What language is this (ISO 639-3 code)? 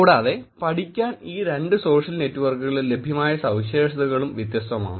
mal